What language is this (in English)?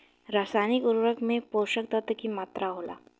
Bhojpuri